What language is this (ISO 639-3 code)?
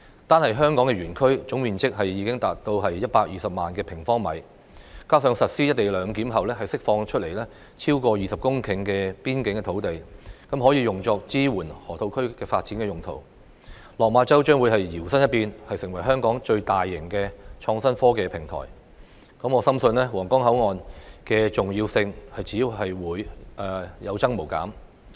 yue